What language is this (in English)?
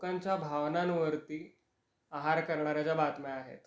Marathi